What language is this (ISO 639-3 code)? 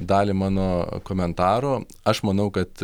lit